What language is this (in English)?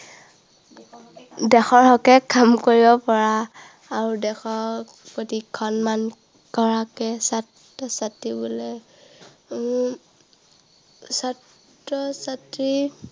Assamese